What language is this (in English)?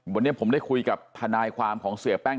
Thai